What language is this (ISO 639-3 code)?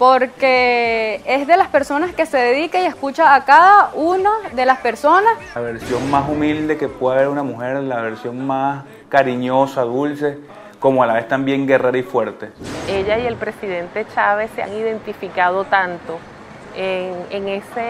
spa